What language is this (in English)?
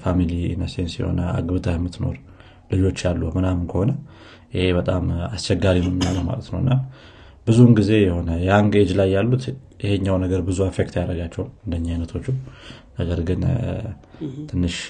Amharic